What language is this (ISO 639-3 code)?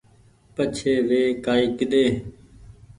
gig